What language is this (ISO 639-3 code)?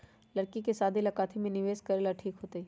mag